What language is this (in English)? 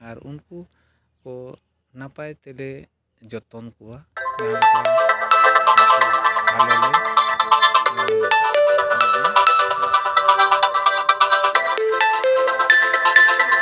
Santali